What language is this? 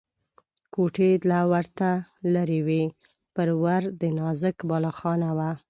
Pashto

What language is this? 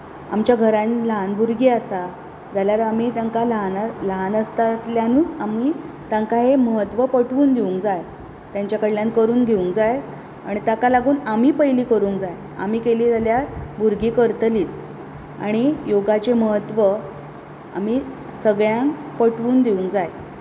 Konkani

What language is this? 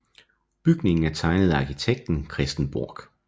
Danish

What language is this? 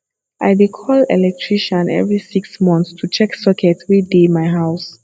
Nigerian Pidgin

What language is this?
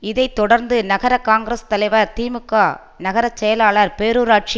Tamil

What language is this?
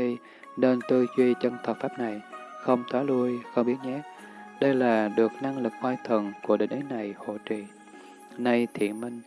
Vietnamese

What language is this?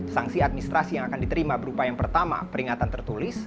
Indonesian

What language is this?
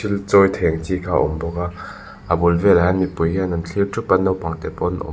Mizo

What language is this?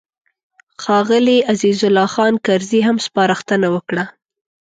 Pashto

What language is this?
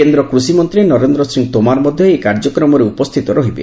Odia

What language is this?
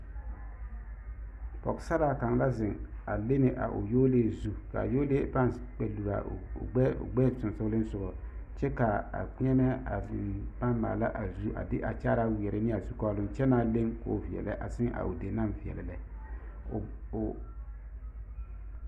Southern Dagaare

